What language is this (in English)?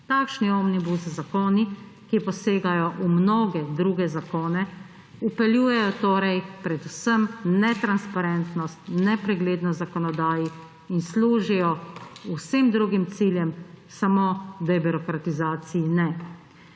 Slovenian